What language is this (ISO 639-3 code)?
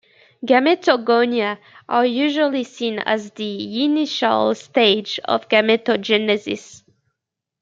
eng